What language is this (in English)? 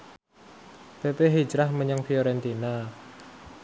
Javanese